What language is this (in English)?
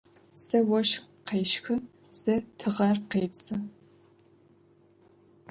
Adyghe